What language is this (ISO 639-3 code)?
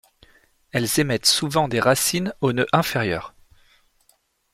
fra